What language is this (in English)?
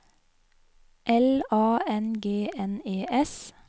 Norwegian